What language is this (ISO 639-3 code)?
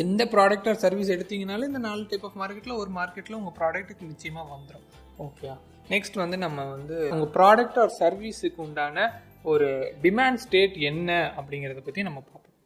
tam